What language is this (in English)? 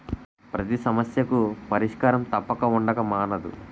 Telugu